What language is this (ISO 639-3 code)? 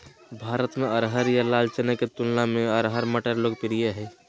mag